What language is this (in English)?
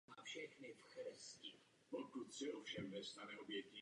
Czech